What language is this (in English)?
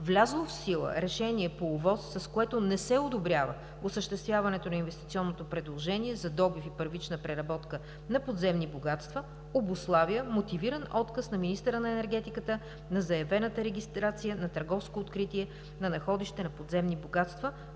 Bulgarian